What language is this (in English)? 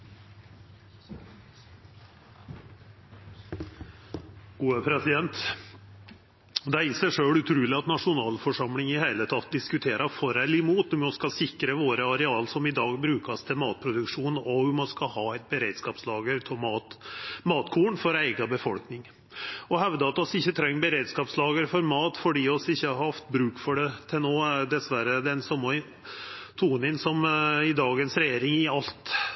Norwegian Nynorsk